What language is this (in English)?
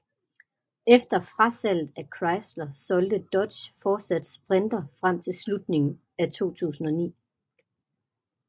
Danish